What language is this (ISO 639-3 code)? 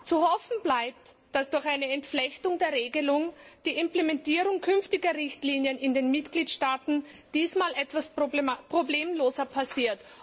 deu